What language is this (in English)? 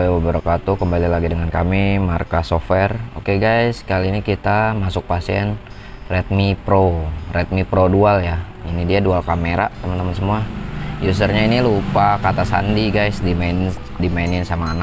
Indonesian